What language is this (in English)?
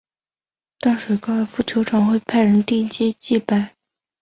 Chinese